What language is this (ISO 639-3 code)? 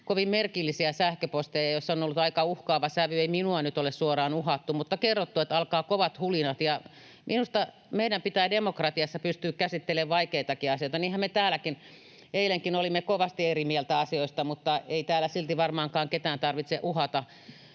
fin